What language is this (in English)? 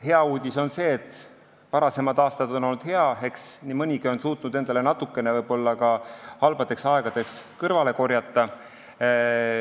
Estonian